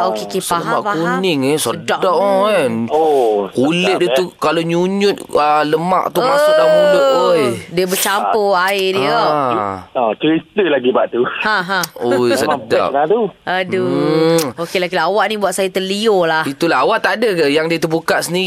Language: Malay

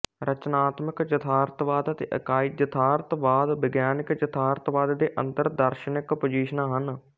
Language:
Punjabi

